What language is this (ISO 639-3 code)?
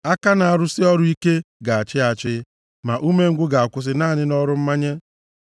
ibo